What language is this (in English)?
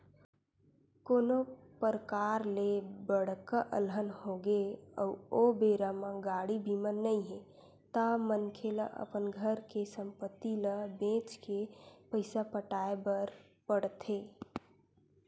Chhattisgarhi